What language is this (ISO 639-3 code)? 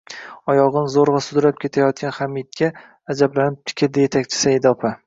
uzb